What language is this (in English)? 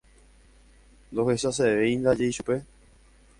Guarani